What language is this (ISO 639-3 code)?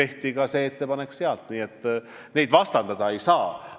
est